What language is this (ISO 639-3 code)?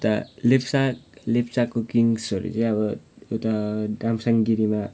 nep